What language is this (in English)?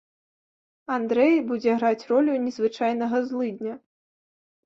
Belarusian